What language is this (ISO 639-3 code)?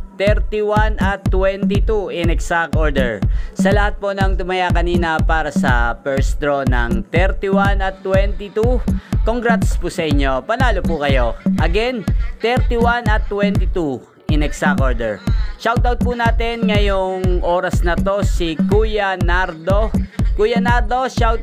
fil